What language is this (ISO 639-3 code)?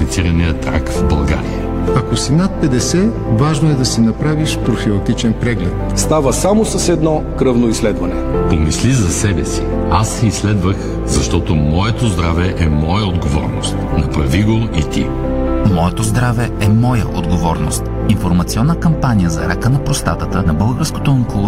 bul